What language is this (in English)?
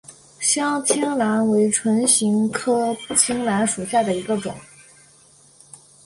Chinese